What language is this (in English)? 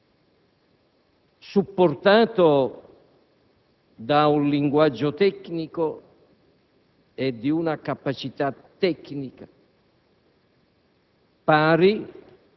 Italian